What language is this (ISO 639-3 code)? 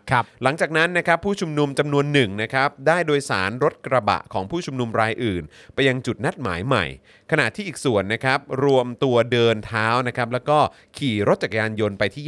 tha